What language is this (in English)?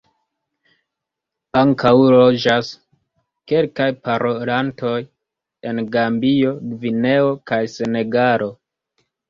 Esperanto